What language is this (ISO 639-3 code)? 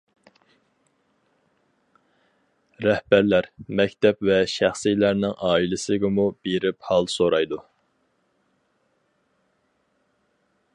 uig